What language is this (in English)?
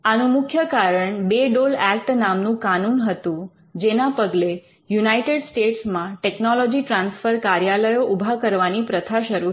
Gujarati